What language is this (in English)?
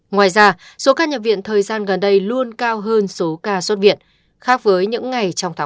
Vietnamese